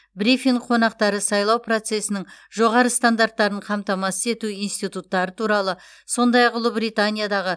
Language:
Kazakh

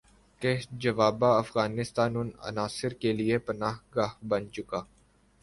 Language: Urdu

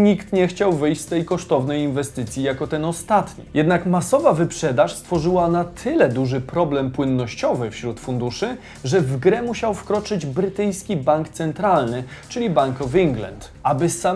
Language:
Polish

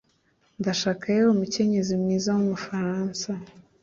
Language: Kinyarwanda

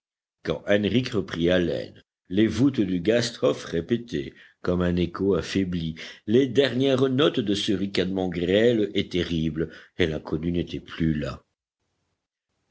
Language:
French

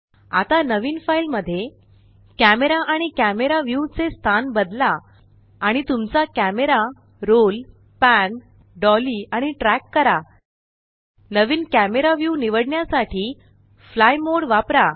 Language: Marathi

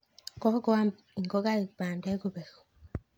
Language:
Kalenjin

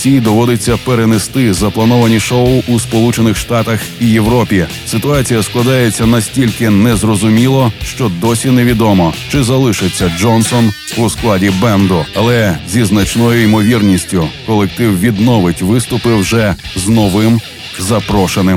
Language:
Ukrainian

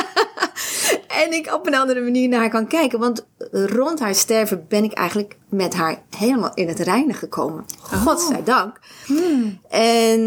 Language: Dutch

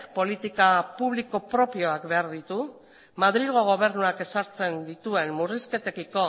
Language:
Basque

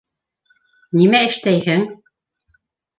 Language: Bashkir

